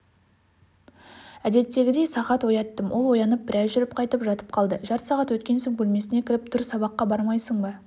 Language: Kazakh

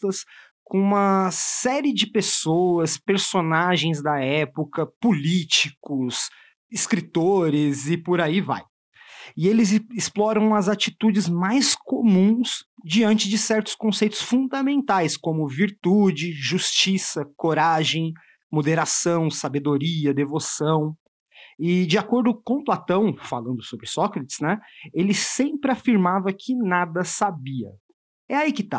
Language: Portuguese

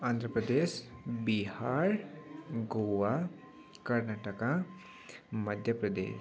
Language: Nepali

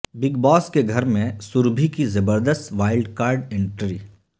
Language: Urdu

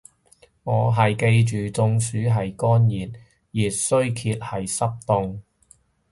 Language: Cantonese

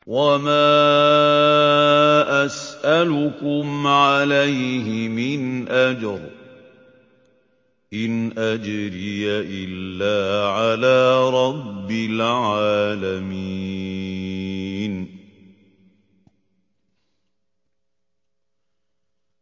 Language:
Arabic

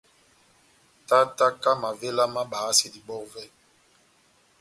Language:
Batanga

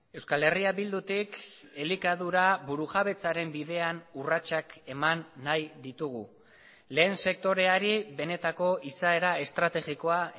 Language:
Basque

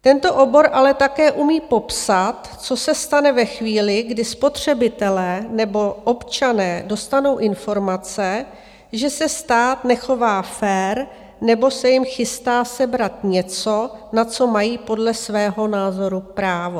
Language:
Czech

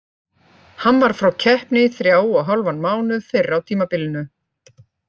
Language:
Icelandic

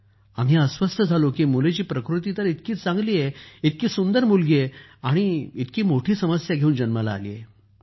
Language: Marathi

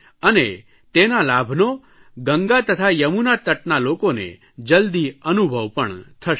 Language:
Gujarati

